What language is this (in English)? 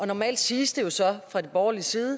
Danish